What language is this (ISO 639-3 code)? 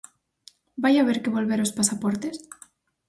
glg